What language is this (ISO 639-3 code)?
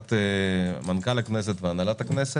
heb